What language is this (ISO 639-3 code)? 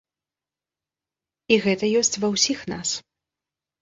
bel